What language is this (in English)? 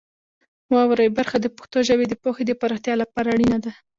Pashto